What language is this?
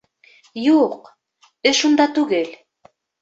Bashkir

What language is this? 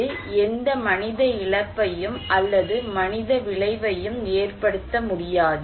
Tamil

